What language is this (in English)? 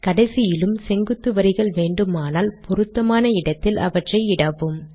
Tamil